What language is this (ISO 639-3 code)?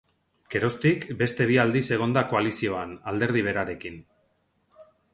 eus